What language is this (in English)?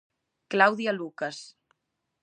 Galician